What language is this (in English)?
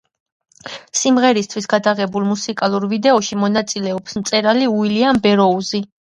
Georgian